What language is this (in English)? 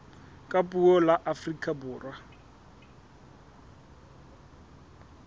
Southern Sotho